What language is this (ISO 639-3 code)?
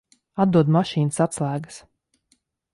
lav